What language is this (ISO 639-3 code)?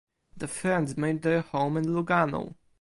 eng